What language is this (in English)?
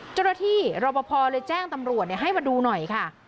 Thai